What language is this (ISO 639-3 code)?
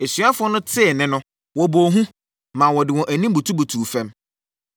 aka